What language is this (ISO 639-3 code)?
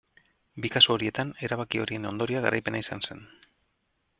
eus